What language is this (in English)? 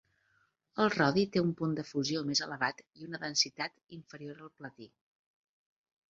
Catalan